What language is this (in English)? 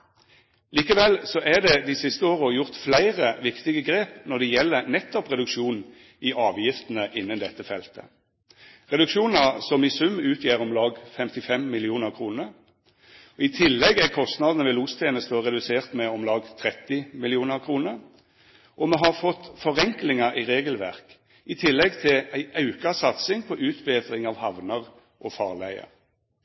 Norwegian Nynorsk